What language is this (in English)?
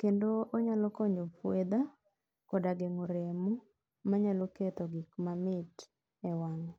Luo (Kenya and Tanzania)